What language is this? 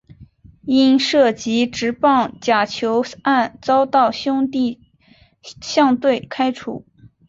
Chinese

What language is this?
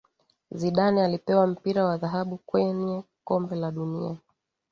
Swahili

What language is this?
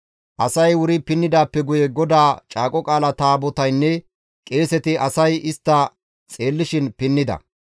Gamo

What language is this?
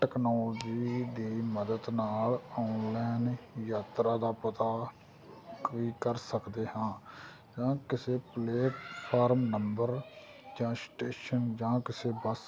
Punjabi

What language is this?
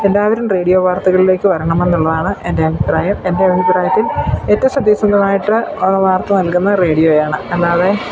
Malayalam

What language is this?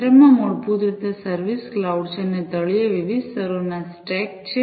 Gujarati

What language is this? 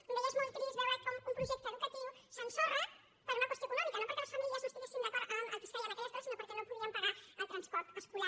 Catalan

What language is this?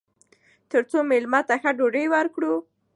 Pashto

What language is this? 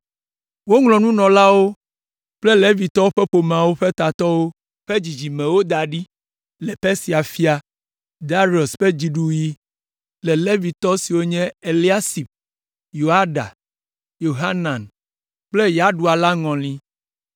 Ewe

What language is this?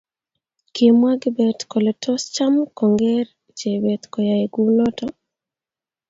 Kalenjin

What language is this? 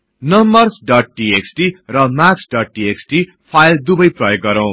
Nepali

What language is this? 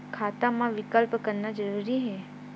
Chhattisgarhi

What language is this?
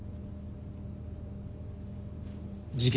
Japanese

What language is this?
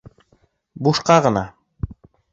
Bashkir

